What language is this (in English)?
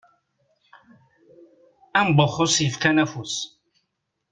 Kabyle